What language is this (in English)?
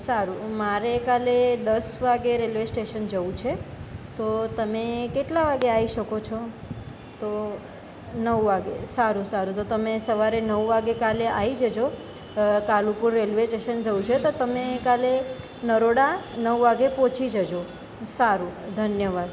Gujarati